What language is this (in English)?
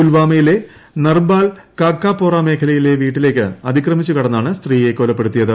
Malayalam